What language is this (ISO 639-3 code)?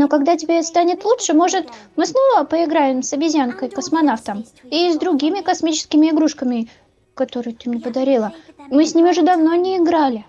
rus